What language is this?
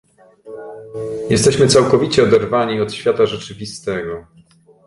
Polish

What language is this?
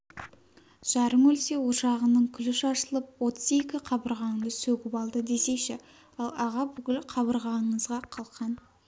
Kazakh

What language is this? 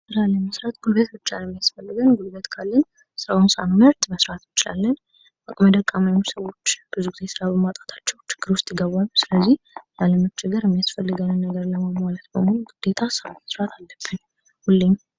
Amharic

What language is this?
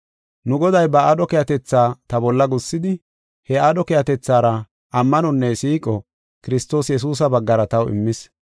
Gofa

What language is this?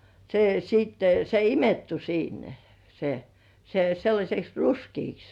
Finnish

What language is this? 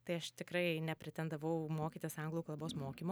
Lithuanian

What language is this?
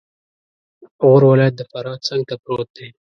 Pashto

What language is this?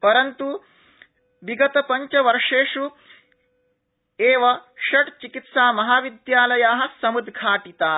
Sanskrit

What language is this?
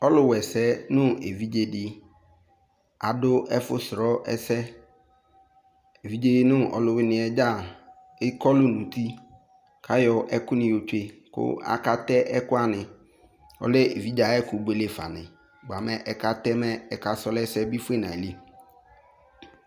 Ikposo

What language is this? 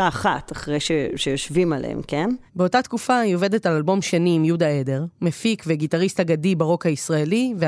Hebrew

